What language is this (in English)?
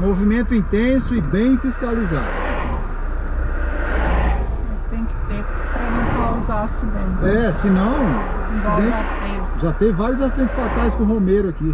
Portuguese